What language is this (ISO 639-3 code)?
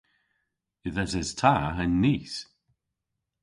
cor